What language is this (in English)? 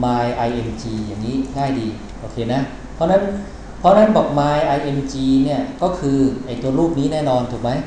Thai